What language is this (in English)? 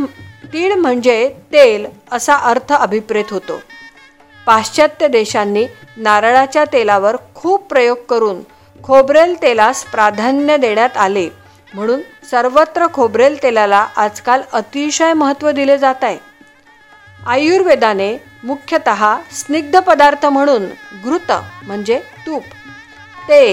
Marathi